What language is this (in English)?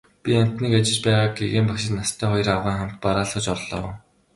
Mongolian